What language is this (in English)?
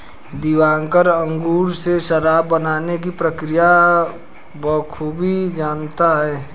Hindi